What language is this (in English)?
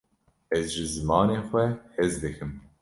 Kurdish